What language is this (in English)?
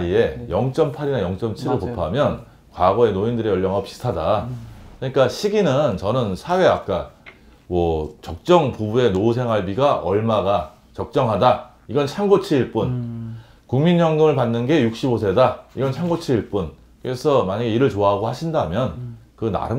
Korean